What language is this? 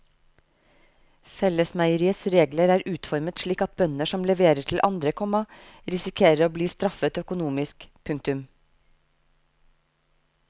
Norwegian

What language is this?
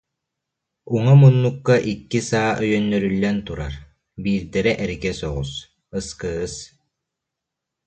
Yakut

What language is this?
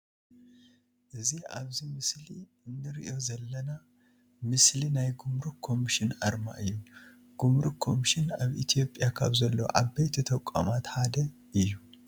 Tigrinya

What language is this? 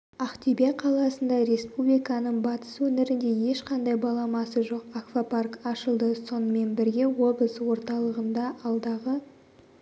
Kazakh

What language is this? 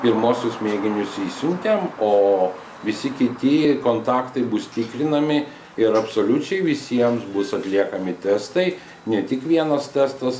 Lithuanian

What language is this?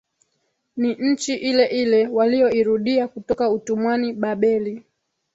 Swahili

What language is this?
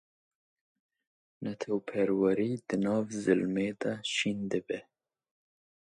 Kurdish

